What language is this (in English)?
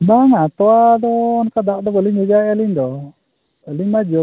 Santali